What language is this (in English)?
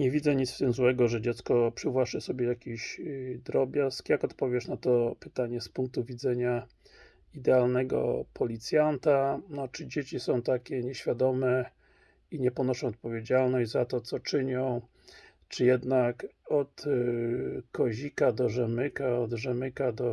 Polish